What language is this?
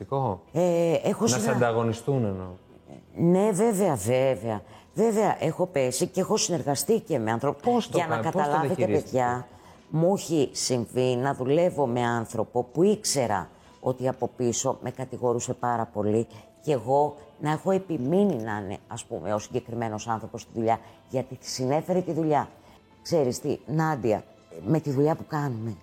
Greek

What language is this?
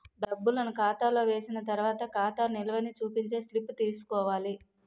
Telugu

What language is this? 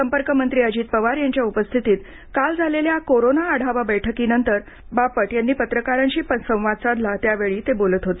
Marathi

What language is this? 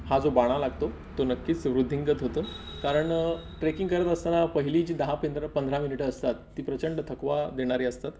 Marathi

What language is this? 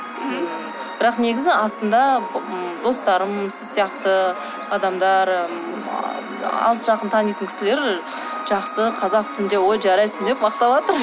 Kazakh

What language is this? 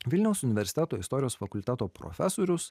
Lithuanian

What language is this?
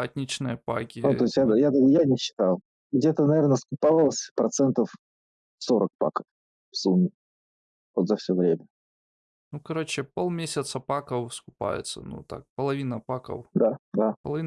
Russian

